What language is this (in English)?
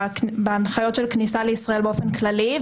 Hebrew